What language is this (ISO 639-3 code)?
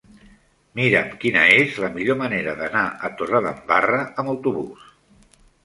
cat